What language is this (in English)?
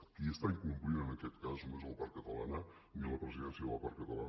Catalan